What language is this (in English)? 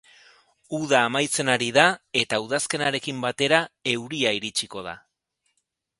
Basque